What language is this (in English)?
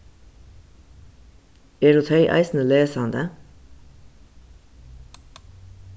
Faroese